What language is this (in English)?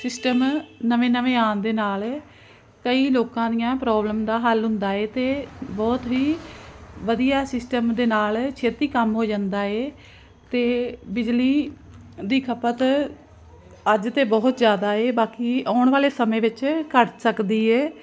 Punjabi